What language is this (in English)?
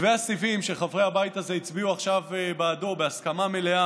Hebrew